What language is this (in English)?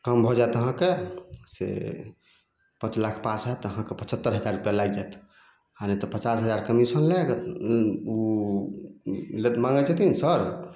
Maithili